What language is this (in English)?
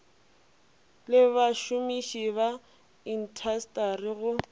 Northern Sotho